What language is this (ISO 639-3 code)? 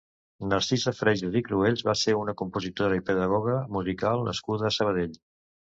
cat